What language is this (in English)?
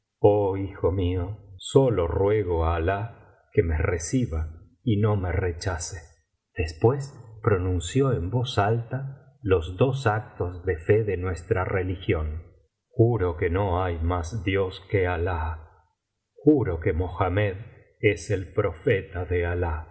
Spanish